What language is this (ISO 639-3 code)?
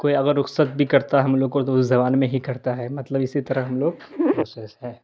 urd